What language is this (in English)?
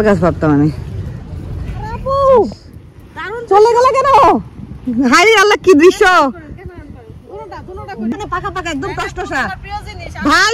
Bangla